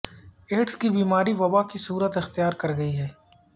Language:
Urdu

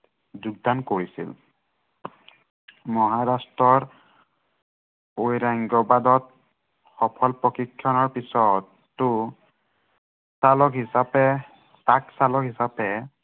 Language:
Assamese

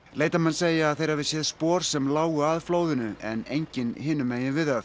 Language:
Icelandic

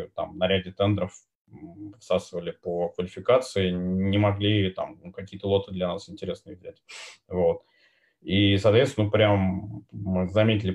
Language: Russian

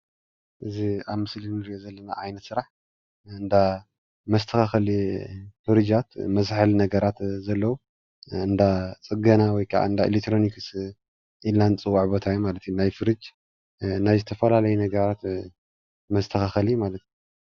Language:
Tigrinya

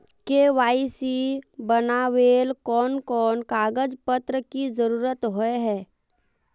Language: Magahi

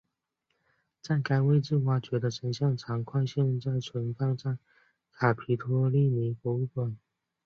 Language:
Chinese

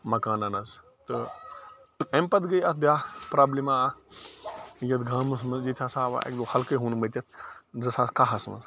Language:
Kashmiri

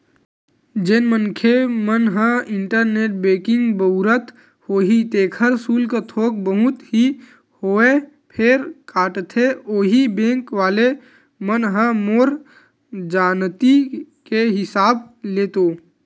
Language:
Chhattisgarhi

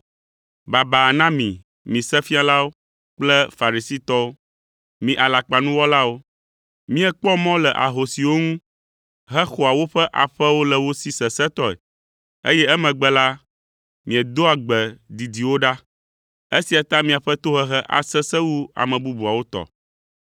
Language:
Ewe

